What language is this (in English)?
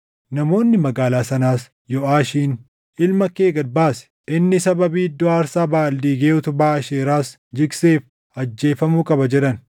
Oromo